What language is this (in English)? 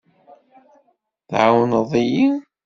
Kabyle